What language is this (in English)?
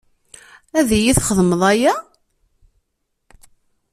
Kabyle